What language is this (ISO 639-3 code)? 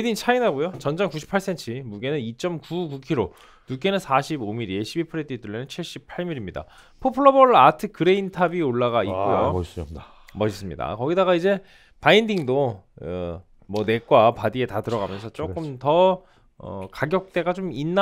kor